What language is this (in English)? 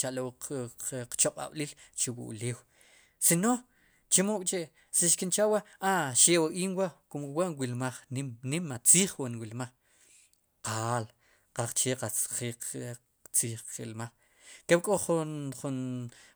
Sipacapense